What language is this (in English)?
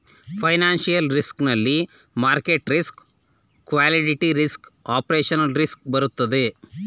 Kannada